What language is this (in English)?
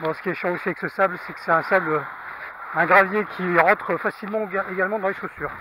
French